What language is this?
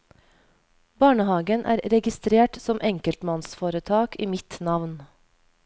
Norwegian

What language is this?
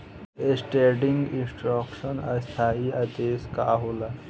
Bhojpuri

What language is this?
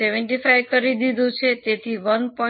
Gujarati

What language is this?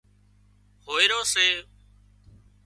Wadiyara Koli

